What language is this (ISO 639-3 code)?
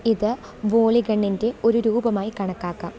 mal